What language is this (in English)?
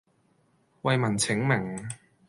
Cantonese